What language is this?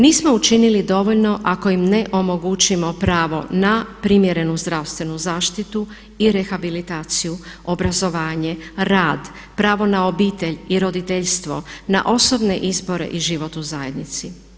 Croatian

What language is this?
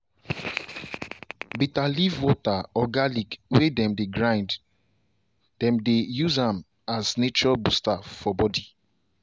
Nigerian Pidgin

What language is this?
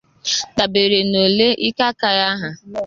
Igbo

